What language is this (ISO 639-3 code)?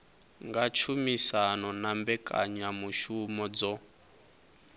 ven